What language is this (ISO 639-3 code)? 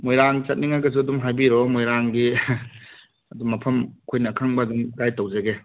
mni